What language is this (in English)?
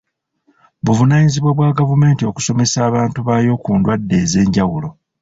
Ganda